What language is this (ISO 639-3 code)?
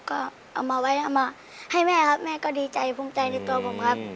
tha